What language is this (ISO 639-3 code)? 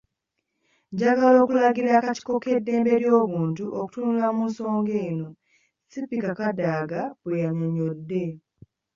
lug